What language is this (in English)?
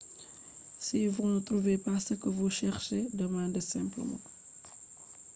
Fula